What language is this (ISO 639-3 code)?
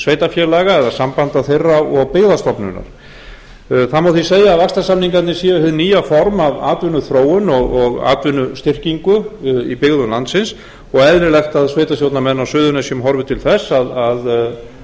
isl